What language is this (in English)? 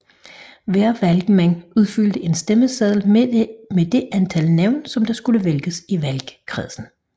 Danish